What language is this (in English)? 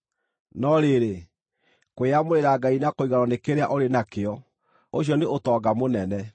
Kikuyu